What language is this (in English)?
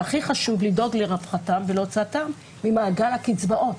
Hebrew